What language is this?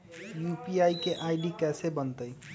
Magahi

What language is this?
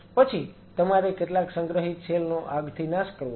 Gujarati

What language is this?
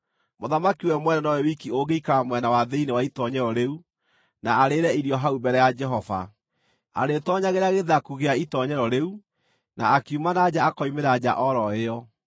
Kikuyu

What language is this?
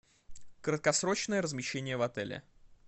Russian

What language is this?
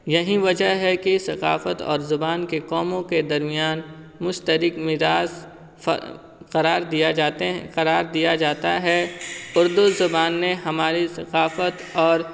Urdu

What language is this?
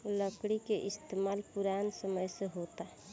Bhojpuri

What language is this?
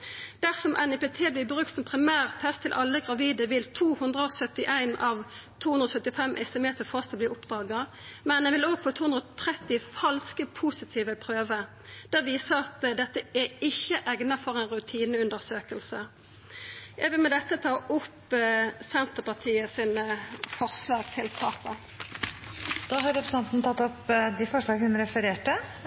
Norwegian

